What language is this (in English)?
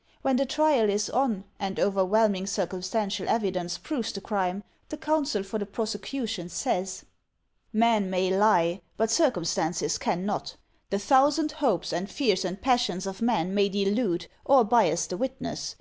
English